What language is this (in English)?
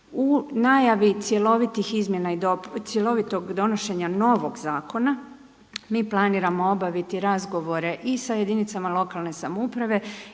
Croatian